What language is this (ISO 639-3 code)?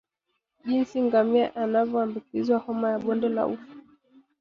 swa